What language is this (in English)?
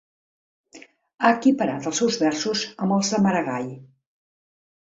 Catalan